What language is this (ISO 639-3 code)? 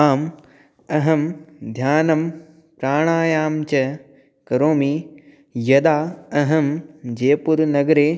san